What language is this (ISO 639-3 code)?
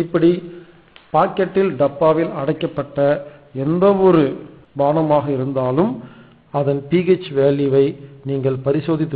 eng